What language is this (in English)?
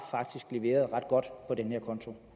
Danish